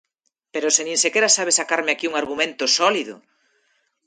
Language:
Galician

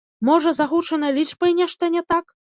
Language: Belarusian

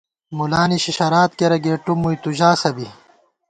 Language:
Gawar-Bati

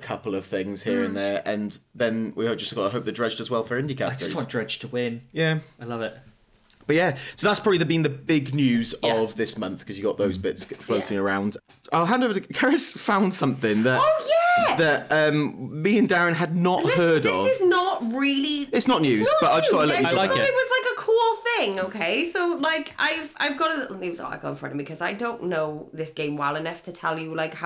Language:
English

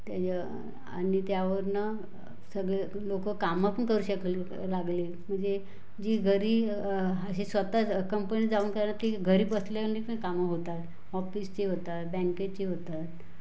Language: Marathi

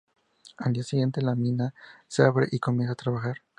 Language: Spanish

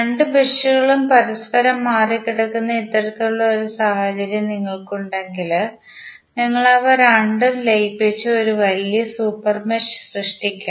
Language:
Malayalam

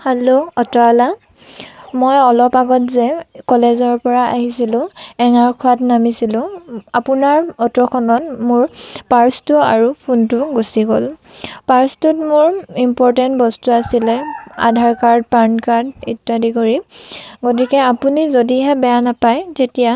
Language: Assamese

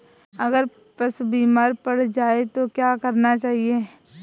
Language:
Hindi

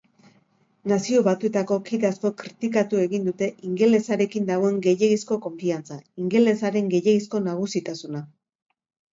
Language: Basque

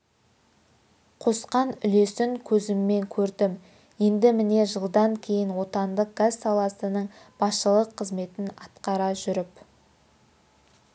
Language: Kazakh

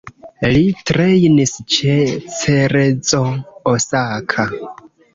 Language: Esperanto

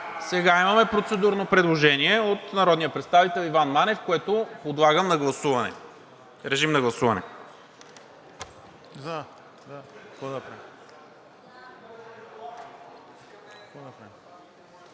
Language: Bulgarian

